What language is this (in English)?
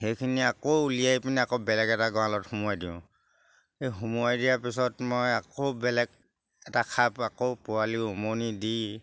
Assamese